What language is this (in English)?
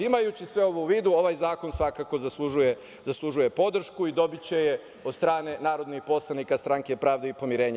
Serbian